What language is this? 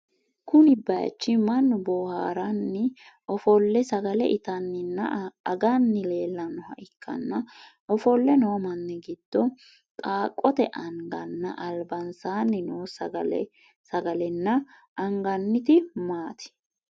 Sidamo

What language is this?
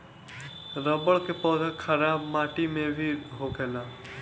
Bhojpuri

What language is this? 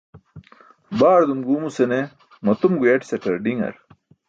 Burushaski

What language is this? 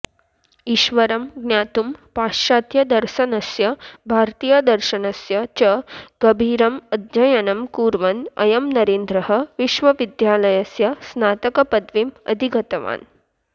Sanskrit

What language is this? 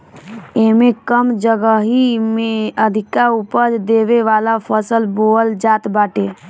Bhojpuri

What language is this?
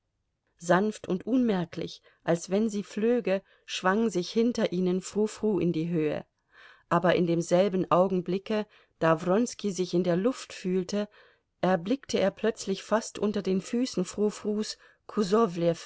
German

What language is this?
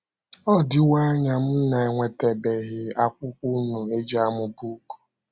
Igbo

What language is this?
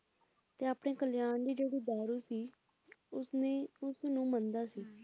Punjabi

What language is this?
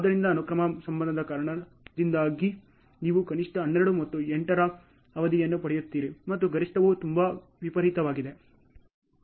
Kannada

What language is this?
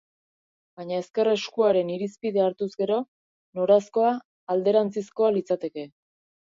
Basque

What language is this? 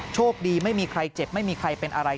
Thai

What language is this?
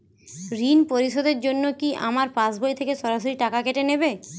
Bangla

